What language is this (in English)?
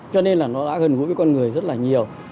Vietnamese